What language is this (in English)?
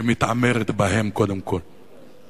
Hebrew